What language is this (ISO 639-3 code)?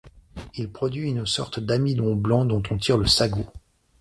fra